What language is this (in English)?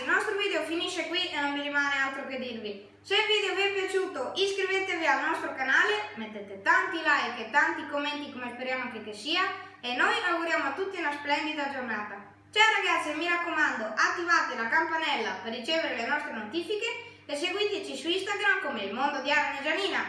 Italian